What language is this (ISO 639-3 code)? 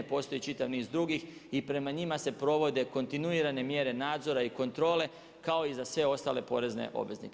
hrv